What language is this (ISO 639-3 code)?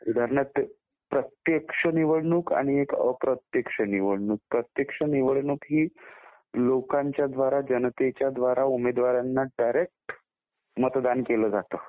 mar